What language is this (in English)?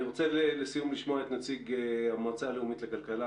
Hebrew